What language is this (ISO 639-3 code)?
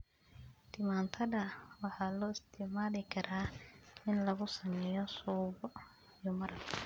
som